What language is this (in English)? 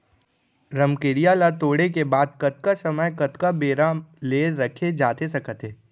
Chhattisgarhi